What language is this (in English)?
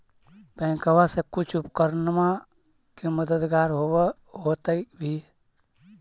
Magahi